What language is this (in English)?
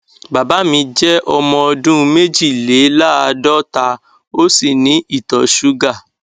Yoruba